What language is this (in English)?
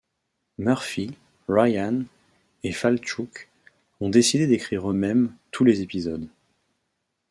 French